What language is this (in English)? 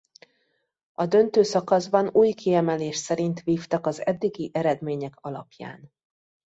Hungarian